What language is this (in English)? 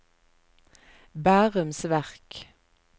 Norwegian